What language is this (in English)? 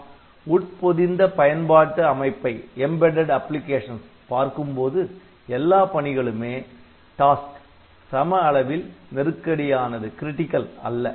Tamil